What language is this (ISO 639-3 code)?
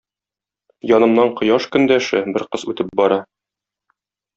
tat